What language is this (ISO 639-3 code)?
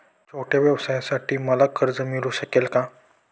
mar